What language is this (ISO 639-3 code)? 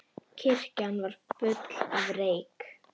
isl